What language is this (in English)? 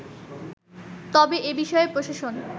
Bangla